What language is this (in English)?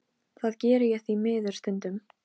Icelandic